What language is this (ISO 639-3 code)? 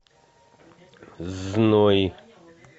rus